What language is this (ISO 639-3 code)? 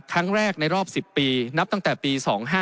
tha